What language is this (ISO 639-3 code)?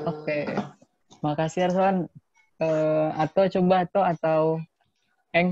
ind